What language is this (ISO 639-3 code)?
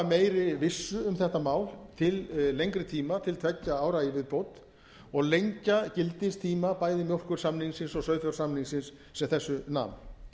isl